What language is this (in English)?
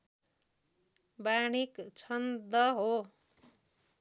Nepali